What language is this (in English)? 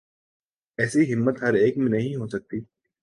Urdu